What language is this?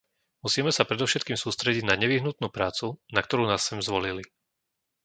Slovak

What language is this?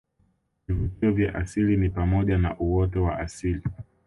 Swahili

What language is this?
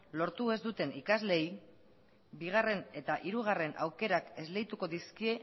Basque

